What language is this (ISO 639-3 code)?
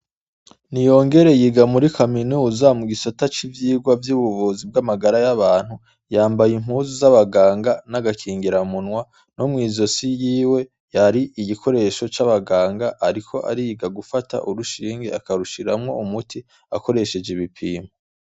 run